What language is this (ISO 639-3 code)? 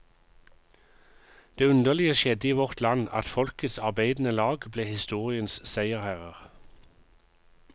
nor